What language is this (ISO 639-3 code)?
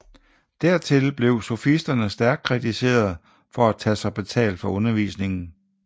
dan